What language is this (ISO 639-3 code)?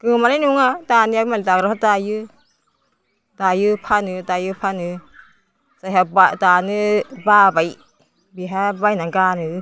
brx